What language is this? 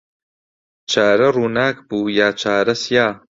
Central Kurdish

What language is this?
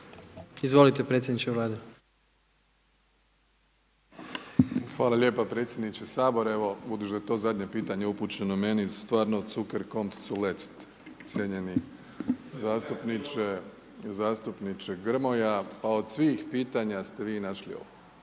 Croatian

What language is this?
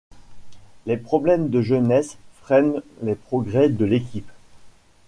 French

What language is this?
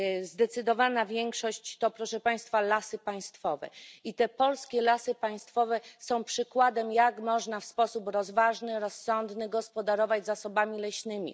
Polish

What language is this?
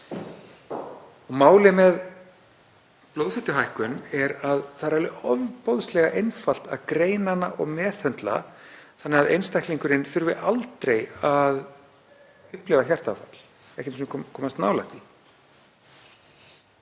Icelandic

